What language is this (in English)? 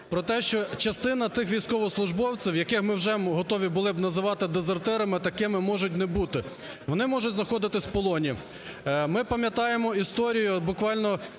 Ukrainian